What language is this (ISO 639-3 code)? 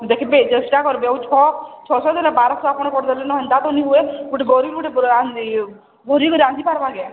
ori